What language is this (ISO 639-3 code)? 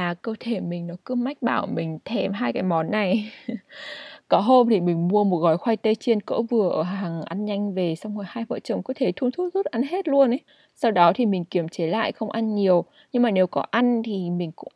vie